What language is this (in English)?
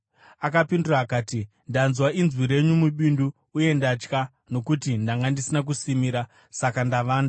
Shona